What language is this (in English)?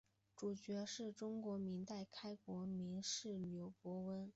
Chinese